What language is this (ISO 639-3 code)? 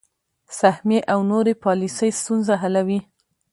pus